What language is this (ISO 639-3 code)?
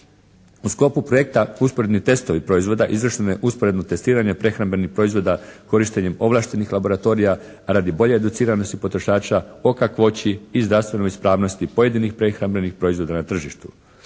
hrv